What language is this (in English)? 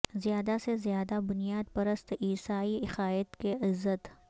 Urdu